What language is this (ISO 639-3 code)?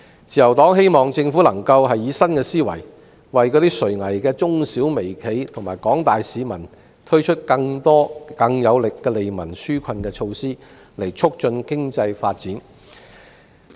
yue